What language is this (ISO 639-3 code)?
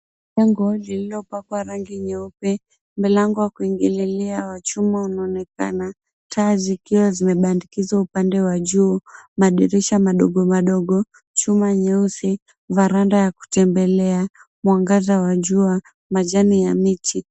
swa